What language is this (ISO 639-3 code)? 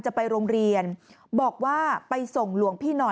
tha